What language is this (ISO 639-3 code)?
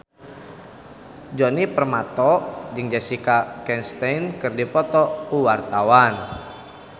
sun